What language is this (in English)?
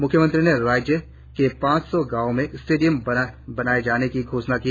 Hindi